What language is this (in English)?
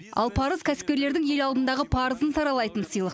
Kazakh